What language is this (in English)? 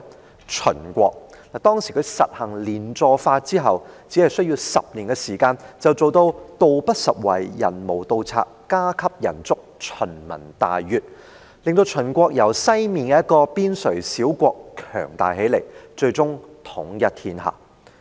Cantonese